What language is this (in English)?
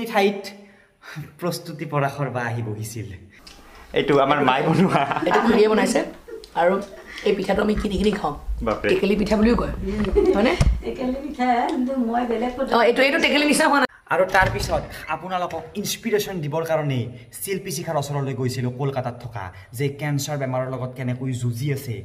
Indonesian